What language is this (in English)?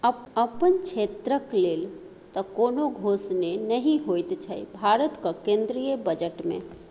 Maithili